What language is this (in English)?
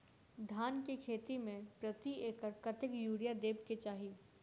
Maithili